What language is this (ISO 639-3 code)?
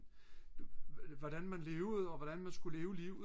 dan